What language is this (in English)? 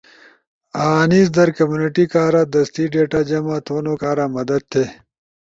Ushojo